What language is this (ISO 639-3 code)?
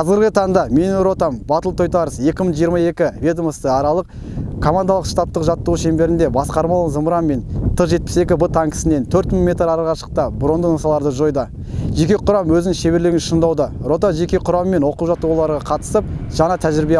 tur